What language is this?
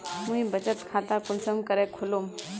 Magahi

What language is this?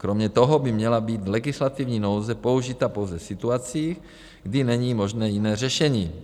Czech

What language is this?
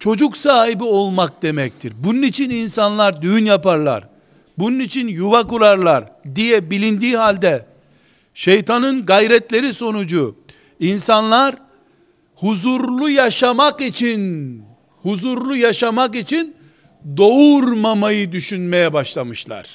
Turkish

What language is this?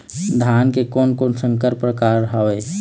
Chhattisgarhi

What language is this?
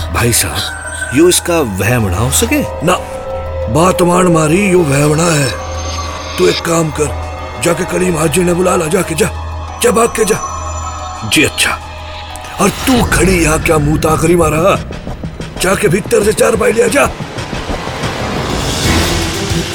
Hindi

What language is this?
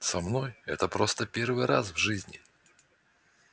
Russian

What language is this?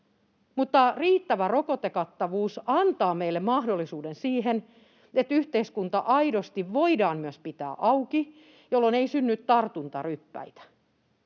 Finnish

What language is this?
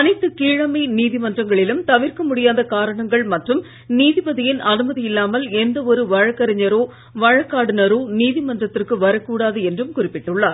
Tamil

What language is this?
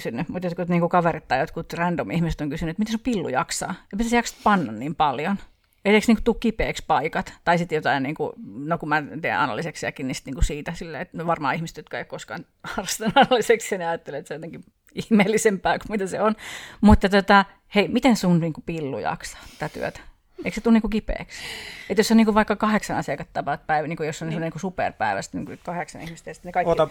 Finnish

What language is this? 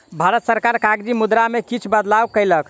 Maithili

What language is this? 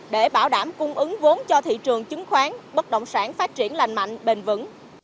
Vietnamese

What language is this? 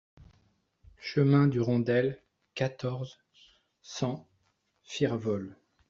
French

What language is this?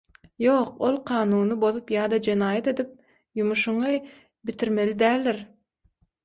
Turkmen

